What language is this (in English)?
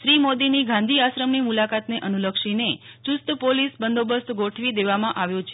Gujarati